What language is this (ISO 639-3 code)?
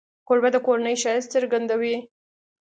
pus